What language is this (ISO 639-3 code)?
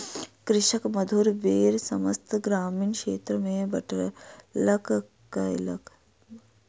mai